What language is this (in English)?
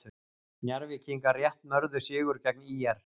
Icelandic